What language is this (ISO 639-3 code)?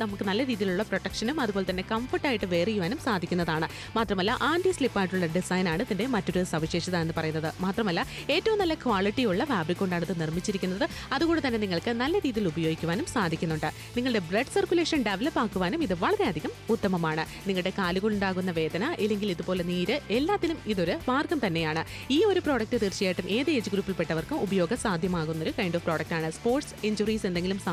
eng